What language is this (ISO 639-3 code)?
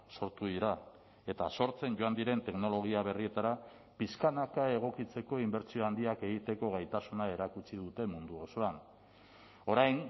eus